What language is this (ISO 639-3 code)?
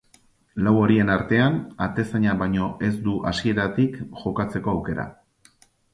eus